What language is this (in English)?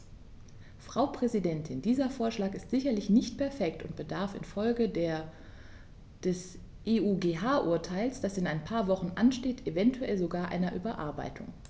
German